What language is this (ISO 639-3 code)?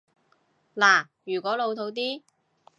yue